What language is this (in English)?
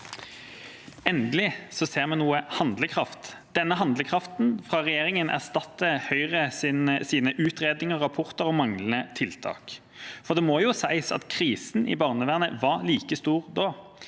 Norwegian